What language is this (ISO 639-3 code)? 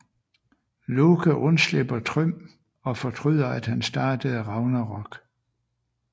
dan